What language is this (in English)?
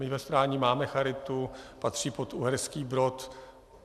Czech